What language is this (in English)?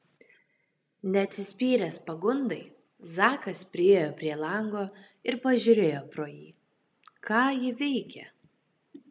Lithuanian